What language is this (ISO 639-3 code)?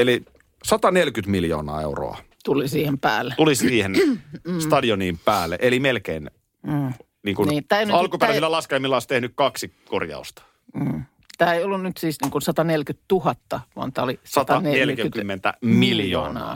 fin